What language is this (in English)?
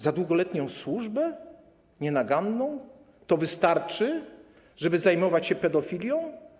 Polish